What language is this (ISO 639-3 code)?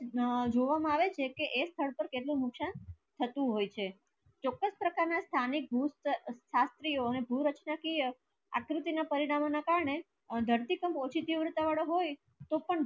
guj